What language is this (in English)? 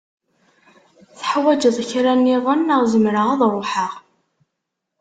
Kabyle